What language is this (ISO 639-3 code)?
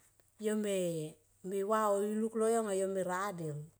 tqp